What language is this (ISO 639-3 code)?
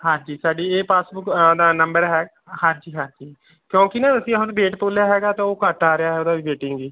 pan